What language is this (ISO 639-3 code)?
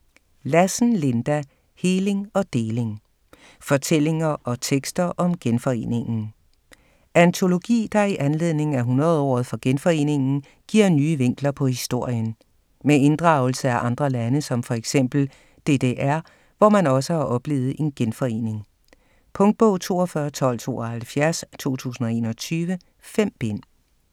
dan